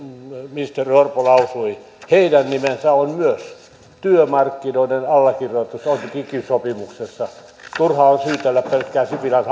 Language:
Finnish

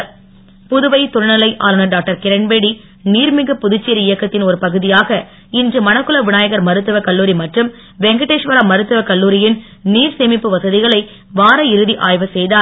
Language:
Tamil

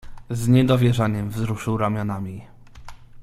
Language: Polish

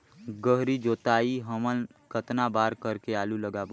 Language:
Chhattisgarhi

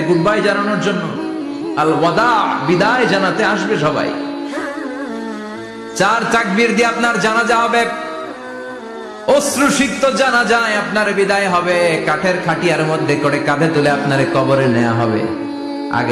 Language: Bangla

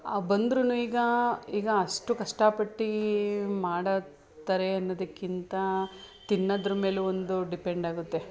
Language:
Kannada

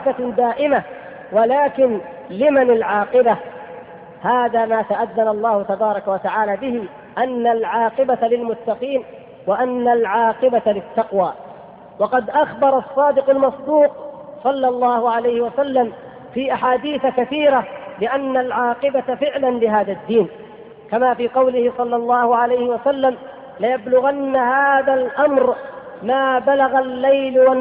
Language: Arabic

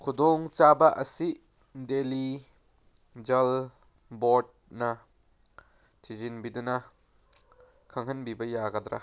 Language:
Manipuri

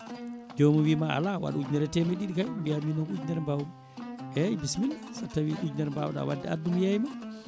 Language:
Fula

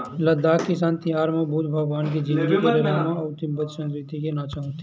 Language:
Chhattisgarhi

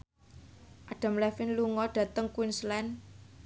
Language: Javanese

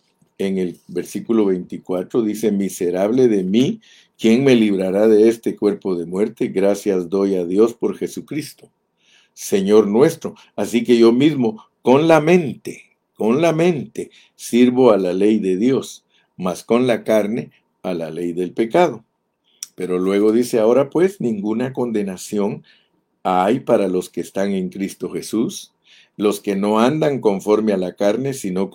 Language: Spanish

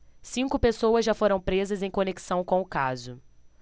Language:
Portuguese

